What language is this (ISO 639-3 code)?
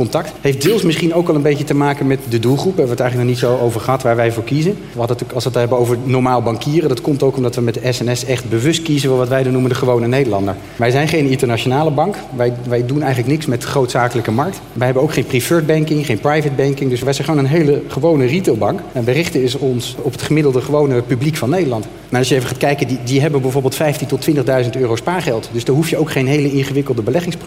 nld